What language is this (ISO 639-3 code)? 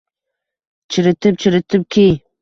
uzb